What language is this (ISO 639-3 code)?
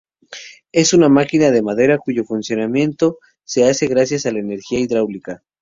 spa